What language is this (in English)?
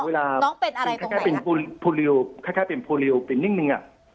Thai